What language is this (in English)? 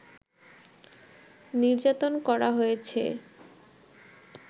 Bangla